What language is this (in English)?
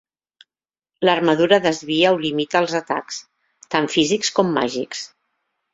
Catalan